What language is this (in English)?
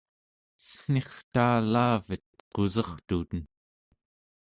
Central Yupik